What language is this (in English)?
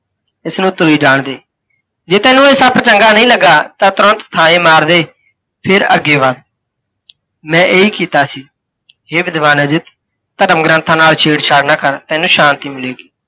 Punjabi